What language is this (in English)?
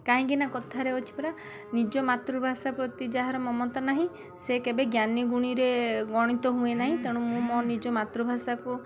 Odia